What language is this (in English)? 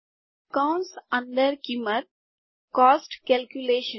Gujarati